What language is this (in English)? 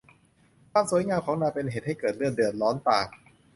Thai